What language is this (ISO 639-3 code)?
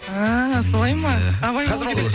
kaz